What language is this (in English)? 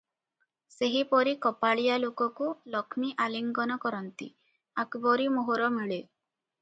Odia